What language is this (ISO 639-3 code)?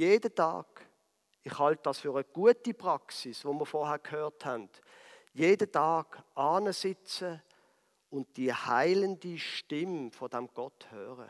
deu